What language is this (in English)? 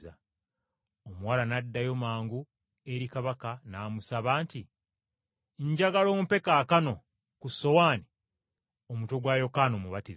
Ganda